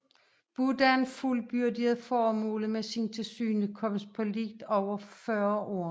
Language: Danish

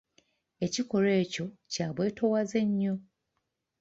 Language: Ganda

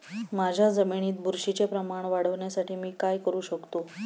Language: Marathi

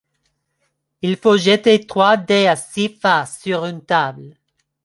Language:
French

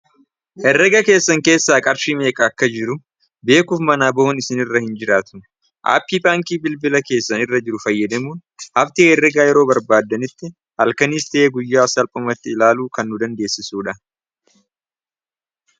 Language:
Oromo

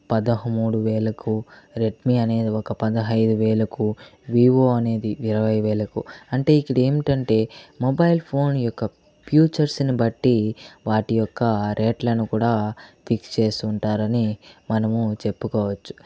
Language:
Telugu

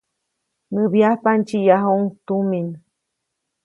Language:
Copainalá Zoque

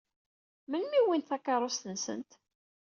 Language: Kabyle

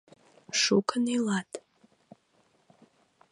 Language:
Mari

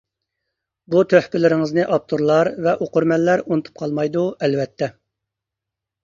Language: Uyghur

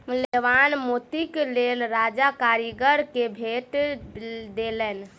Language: Maithili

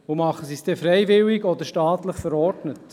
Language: Swiss German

